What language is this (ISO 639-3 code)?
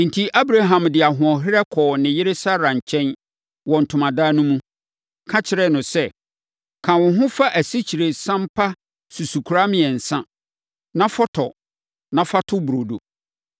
aka